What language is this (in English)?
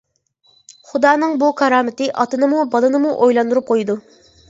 Uyghur